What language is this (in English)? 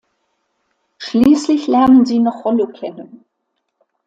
German